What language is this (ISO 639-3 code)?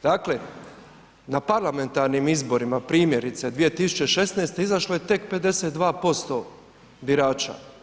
hrv